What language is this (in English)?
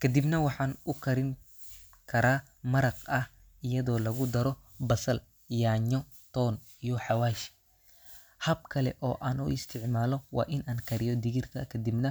Somali